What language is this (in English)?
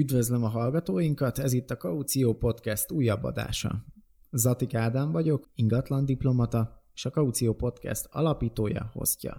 Hungarian